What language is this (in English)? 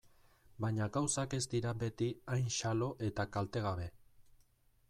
Basque